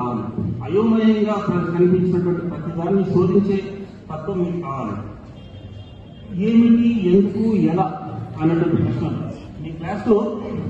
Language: Arabic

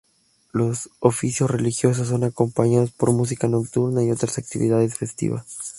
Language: Spanish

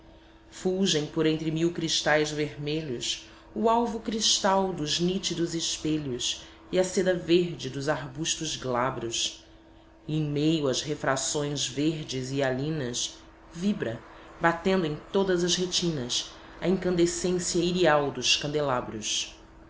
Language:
Portuguese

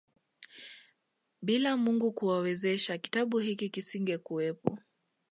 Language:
Swahili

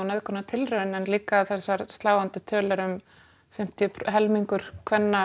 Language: Icelandic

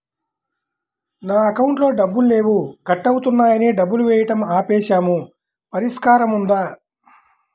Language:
Telugu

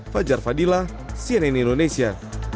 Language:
Indonesian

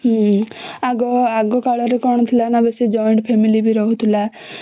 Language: Odia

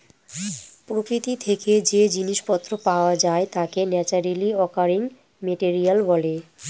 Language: Bangla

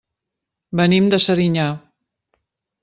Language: Catalan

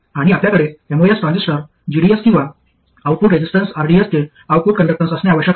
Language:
Marathi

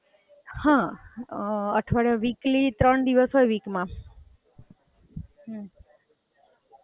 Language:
Gujarati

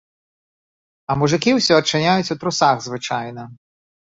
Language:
Belarusian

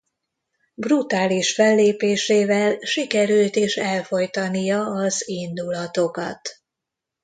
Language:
Hungarian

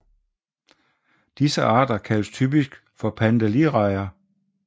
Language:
Danish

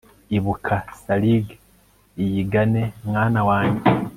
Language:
Kinyarwanda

